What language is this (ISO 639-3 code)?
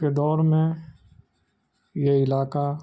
urd